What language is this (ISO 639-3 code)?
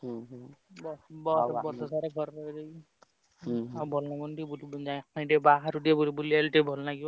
ori